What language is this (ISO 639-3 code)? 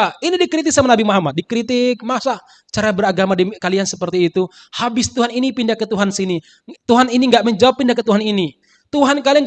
ind